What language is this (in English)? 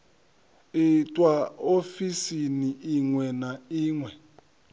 Venda